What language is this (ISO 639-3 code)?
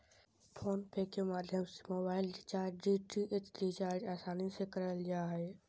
mag